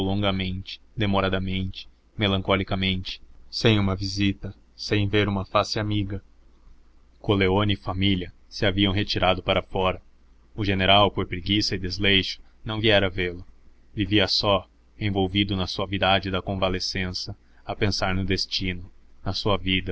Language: Portuguese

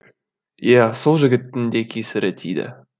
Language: Kazakh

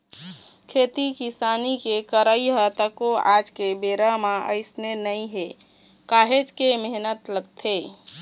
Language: Chhattisgarhi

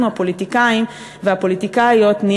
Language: Hebrew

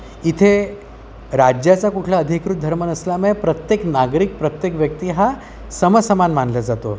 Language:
Marathi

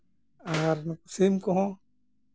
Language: Santali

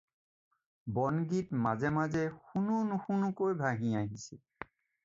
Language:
Assamese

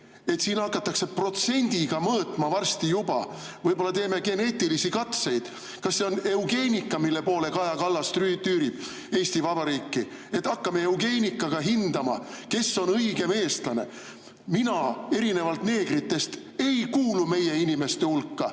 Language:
Estonian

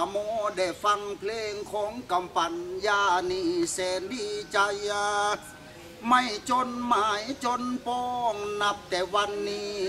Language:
Thai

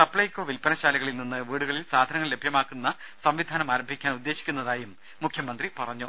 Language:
Malayalam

